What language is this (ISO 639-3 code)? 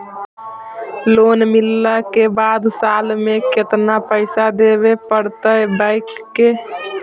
mag